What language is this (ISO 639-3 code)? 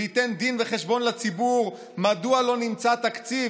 heb